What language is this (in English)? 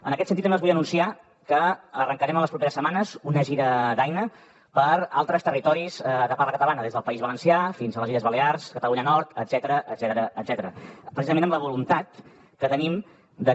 Catalan